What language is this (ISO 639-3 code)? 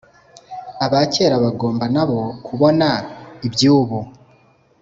kin